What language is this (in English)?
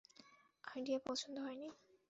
Bangla